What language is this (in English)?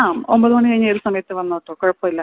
Malayalam